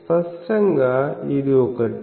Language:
Telugu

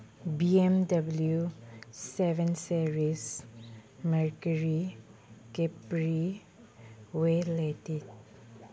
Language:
Manipuri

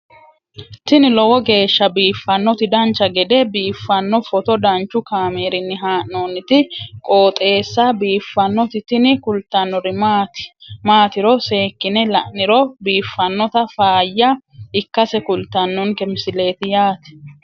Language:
Sidamo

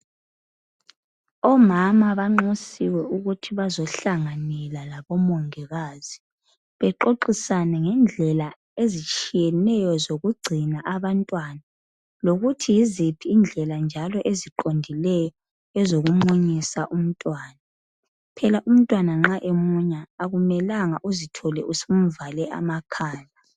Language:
North Ndebele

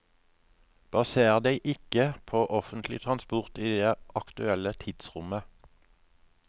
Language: Norwegian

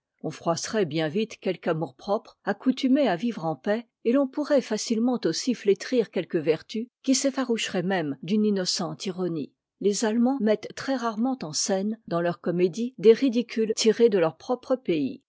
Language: French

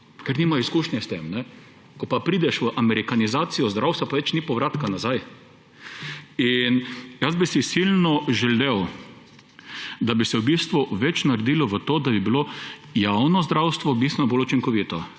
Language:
Slovenian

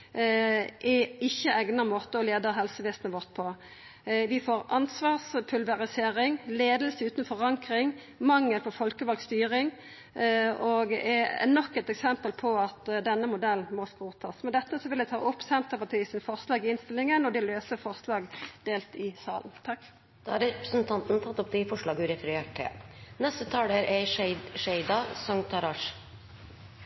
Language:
Norwegian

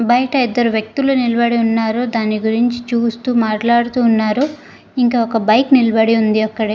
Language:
Telugu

